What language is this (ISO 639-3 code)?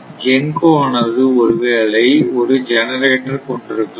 tam